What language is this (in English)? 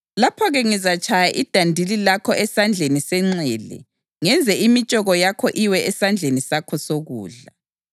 North Ndebele